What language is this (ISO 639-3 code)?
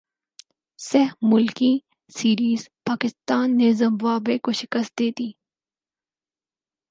urd